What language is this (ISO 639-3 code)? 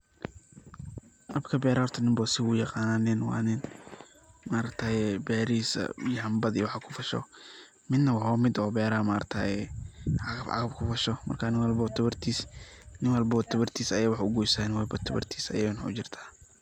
som